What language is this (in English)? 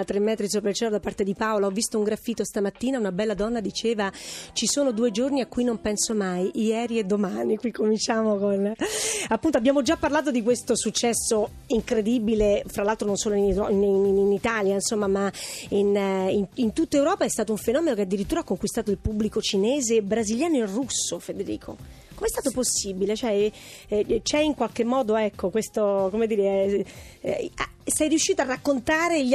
Italian